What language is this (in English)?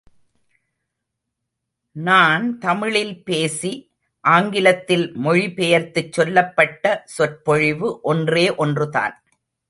Tamil